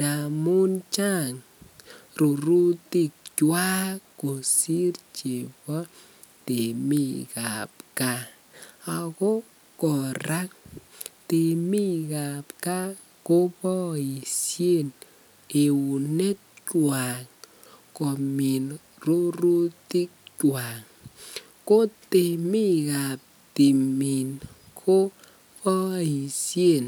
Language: Kalenjin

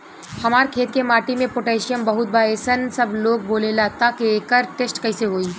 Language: Bhojpuri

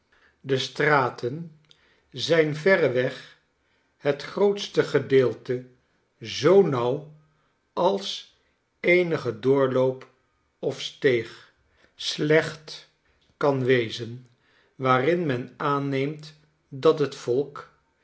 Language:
Dutch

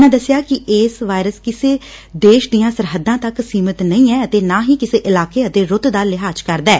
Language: Punjabi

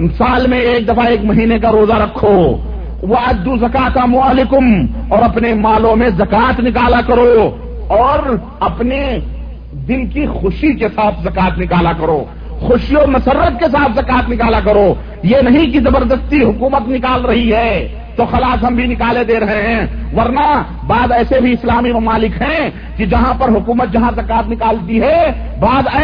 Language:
Urdu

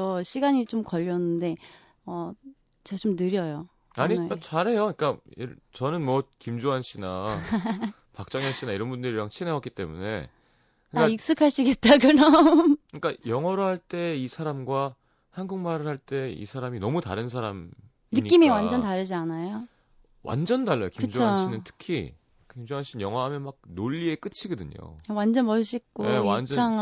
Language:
Korean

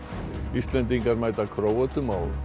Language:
Icelandic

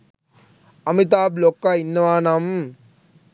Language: Sinhala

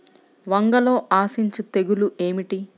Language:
Telugu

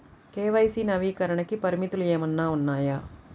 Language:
Telugu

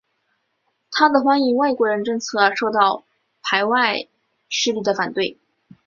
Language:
Chinese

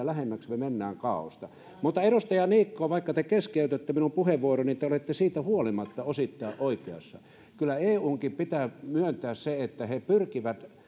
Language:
Finnish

